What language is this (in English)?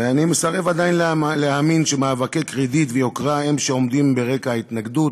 Hebrew